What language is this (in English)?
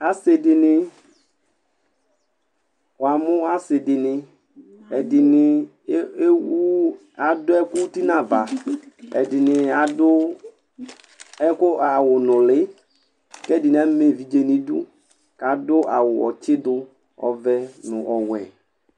Ikposo